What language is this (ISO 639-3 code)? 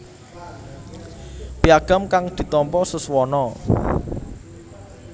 jav